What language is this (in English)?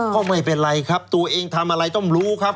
Thai